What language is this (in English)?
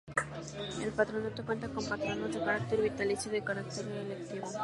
Spanish